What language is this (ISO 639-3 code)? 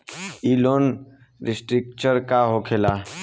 bho